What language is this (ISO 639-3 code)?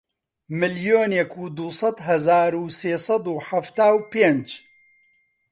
ckb